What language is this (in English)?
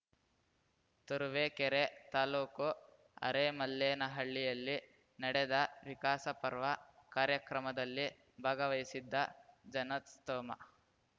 Kannada